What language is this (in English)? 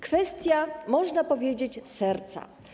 Polish